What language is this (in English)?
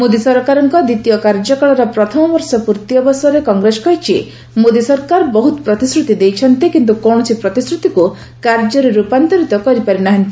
Odia